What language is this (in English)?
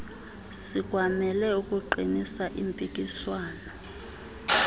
Xhosa